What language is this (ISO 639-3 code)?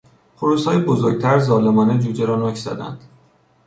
fas